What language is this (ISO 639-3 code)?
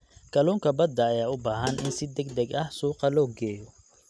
som